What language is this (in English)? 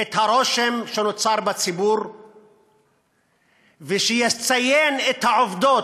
Hebrew